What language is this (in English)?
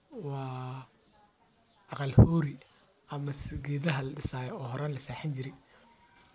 Somali